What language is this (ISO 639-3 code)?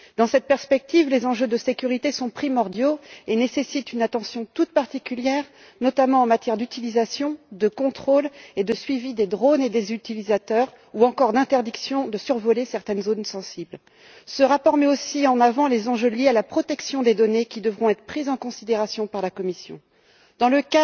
fra